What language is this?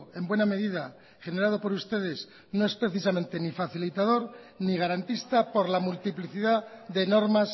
Spanish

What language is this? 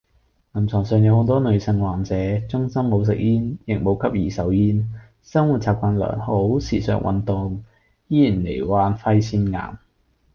Cantonese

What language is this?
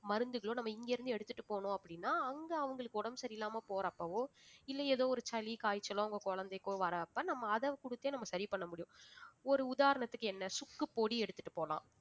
Tamil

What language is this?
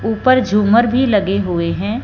Hindi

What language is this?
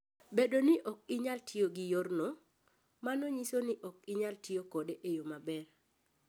Luo (Kenya and Tanzania)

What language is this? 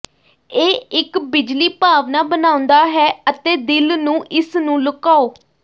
Punjabi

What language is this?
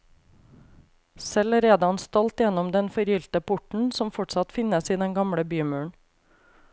Norwegian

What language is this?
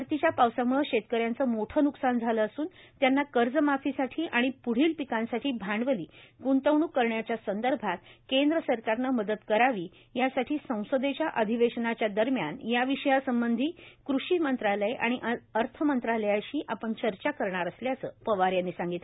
Marathi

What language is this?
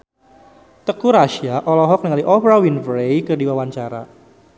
Sundanese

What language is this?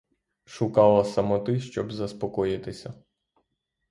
Ukrainian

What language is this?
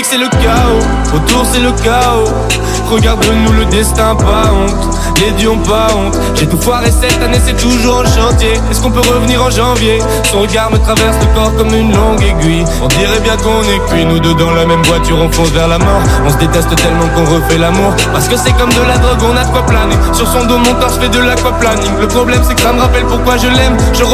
French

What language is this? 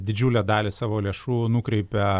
Lithuanian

